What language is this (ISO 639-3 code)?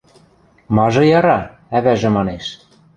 mrj